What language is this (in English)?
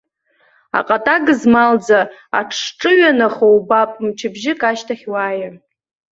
Abkhazian